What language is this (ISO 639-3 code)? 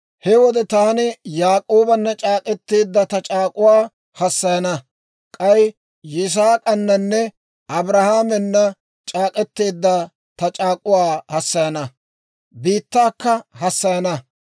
dwr